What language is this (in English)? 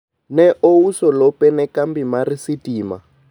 Luo (Kenya and Tanzania)